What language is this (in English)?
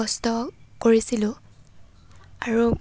Assamese